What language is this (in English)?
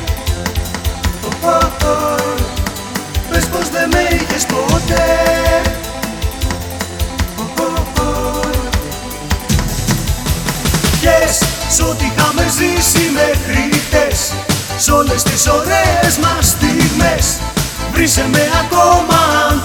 Greek